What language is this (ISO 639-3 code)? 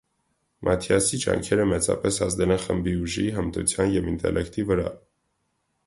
hye